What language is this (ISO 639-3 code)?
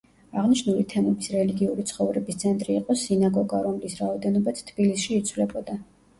kat